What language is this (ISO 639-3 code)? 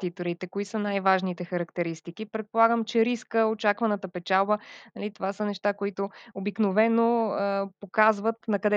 bul